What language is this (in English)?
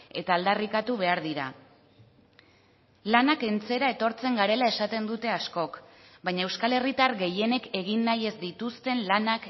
Basque